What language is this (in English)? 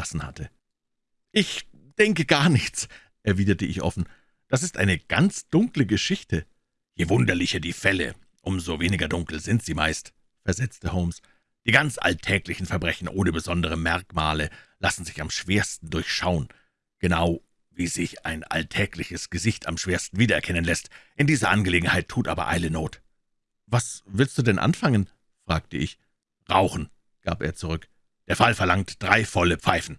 German